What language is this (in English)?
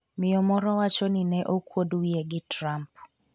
Luo (Kenya and Tanzania)